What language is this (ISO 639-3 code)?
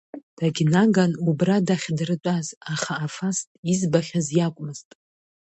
abk